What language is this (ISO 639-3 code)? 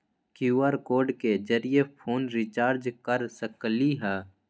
mag